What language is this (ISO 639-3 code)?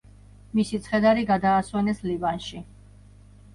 kat